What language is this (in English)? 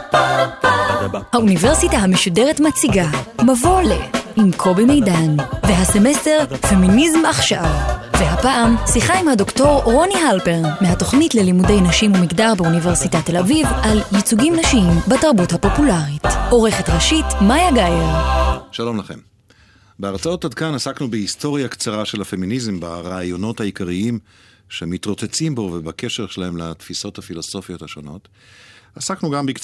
Hebrew